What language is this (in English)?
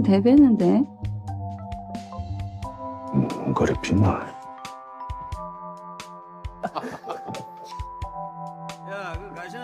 Korean